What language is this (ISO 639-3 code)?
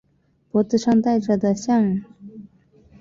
zho